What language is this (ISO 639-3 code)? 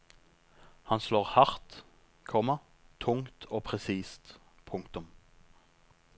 nor